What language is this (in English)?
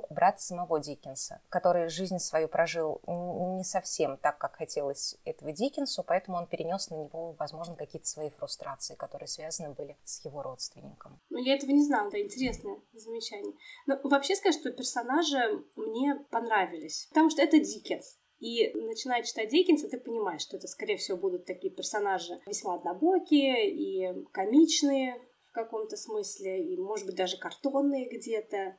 Russian